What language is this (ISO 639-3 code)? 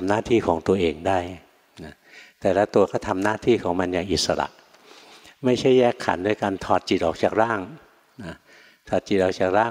tha